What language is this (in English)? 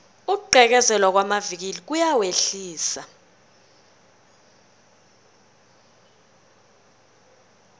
South Ndebele